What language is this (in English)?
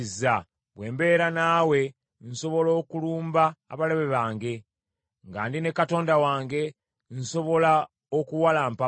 Ganda